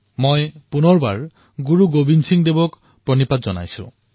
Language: Assamese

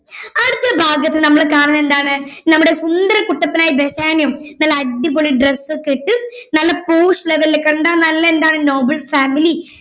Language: Malayalam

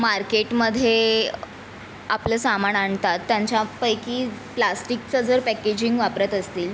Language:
Marathi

